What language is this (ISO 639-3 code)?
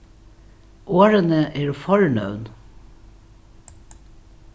fao